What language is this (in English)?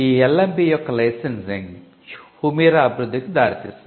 Telugu